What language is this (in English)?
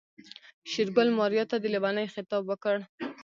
Pashto